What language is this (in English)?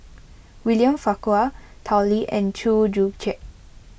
English